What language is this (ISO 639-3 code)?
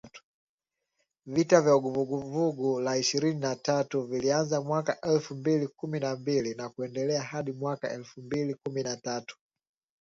swa